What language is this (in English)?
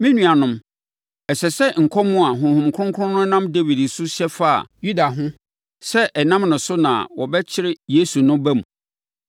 Akan